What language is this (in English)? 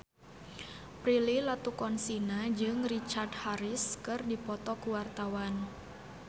Sundanese